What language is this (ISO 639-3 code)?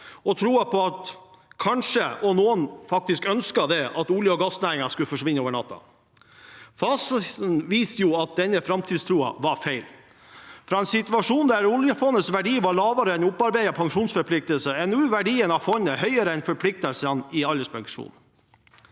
nor